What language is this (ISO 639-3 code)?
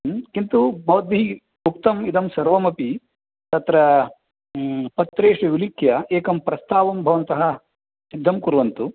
san